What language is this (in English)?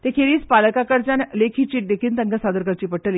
Konkani